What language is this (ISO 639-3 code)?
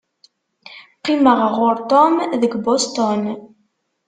kab